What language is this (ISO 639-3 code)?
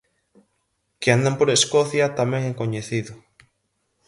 glg